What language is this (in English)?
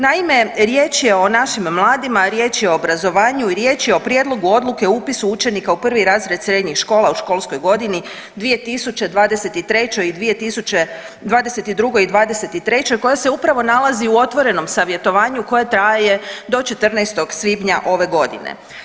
Croatian